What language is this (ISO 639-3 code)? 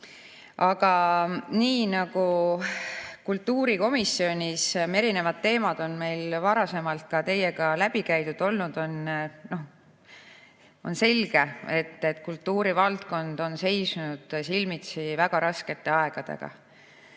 est